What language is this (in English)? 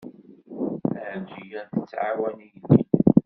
Kabyle